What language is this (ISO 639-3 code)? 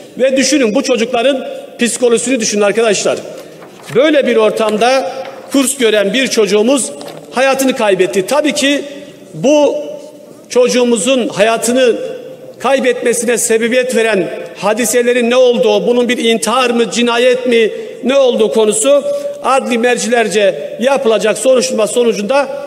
tur